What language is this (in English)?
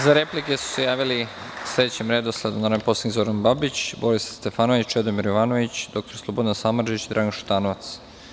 Serbian